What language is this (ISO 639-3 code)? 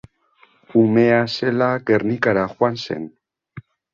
eus